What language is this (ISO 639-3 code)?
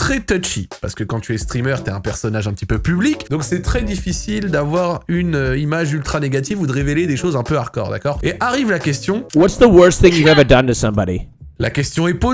fra